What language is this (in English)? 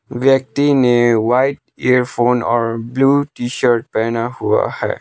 Hindi